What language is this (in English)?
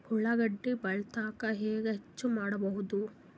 Kannada